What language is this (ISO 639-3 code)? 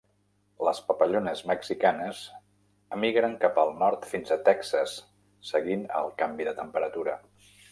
cat